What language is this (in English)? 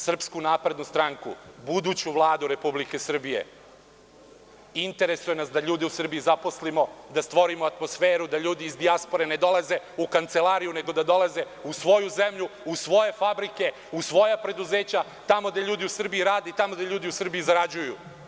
Serbian